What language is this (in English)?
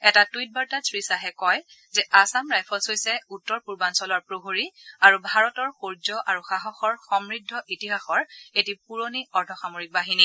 Assamese